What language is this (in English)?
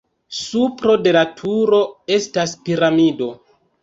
Esperanto